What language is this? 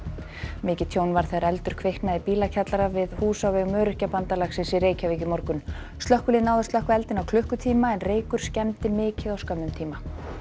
Icelandic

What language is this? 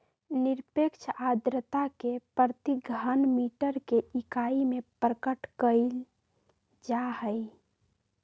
Magahi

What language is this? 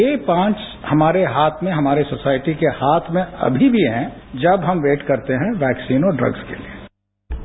Hindi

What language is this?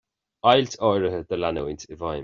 Irish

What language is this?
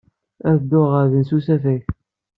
Kabyle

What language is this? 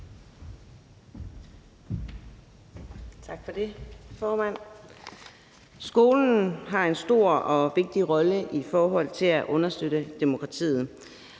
Danish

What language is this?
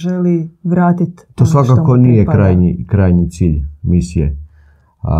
Croatian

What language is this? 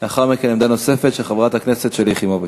Hebrew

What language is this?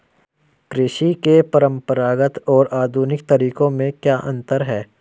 Hindi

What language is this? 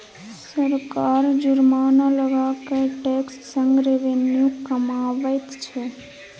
Maithili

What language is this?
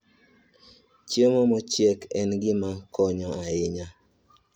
Luo (Kenya and Tanzania)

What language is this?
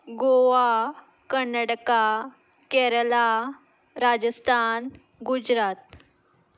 Konkani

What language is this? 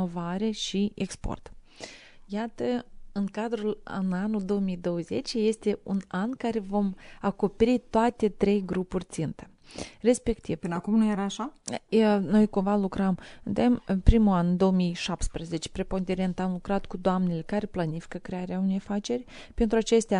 Romanian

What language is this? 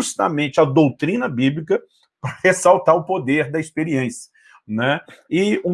Portuguese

